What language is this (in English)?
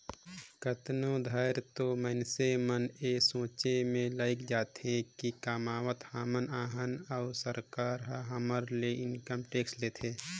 Chhattisgarhi